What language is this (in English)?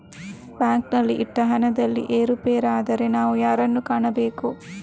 Kannada